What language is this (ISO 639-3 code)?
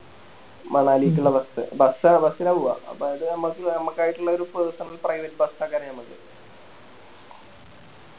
mal